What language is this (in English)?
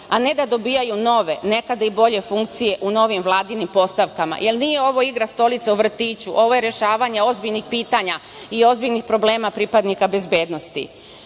Serbian